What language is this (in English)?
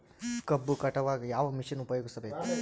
Kannada